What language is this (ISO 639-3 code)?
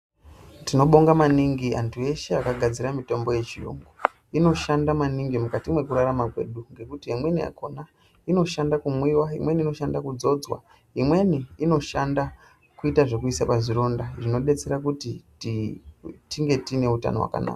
ndc